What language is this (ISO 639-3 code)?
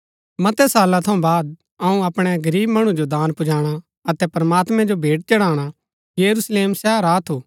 gbk